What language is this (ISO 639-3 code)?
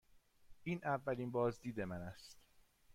fas